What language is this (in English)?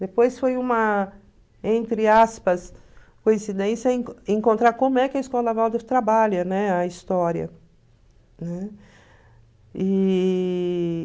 Portuguese